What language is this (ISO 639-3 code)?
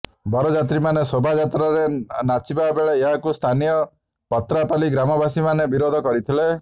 ori